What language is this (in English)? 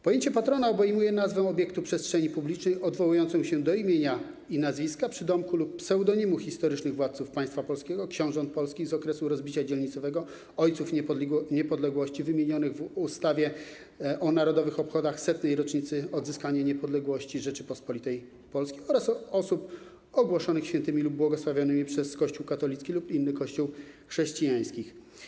Polish